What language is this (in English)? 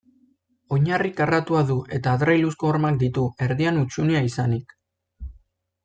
Basque